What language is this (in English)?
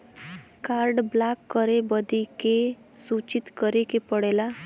Bhojpuri